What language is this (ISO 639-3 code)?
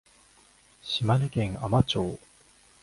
jpn